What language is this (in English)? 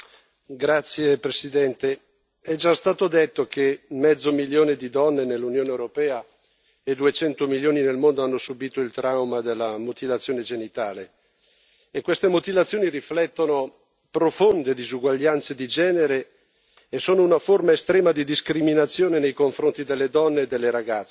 Italian